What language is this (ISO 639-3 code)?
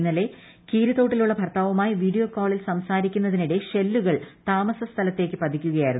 mal